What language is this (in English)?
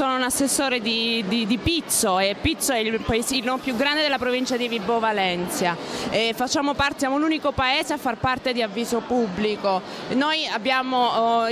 Italian